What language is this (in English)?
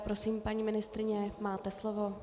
Czech